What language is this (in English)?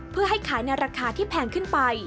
Thai